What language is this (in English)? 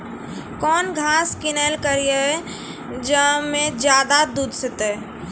Maithili